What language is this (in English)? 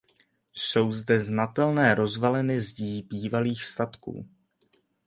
Czech